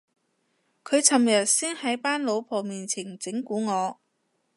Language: Cantonese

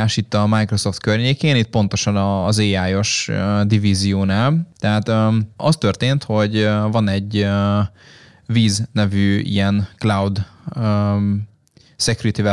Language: Hungarian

